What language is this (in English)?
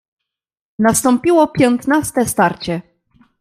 Polish